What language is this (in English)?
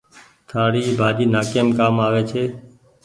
Goaria